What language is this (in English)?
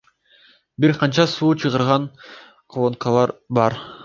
Kyrgyz